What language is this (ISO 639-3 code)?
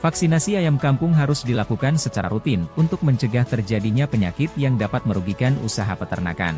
ind